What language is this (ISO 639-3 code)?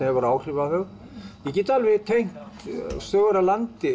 isl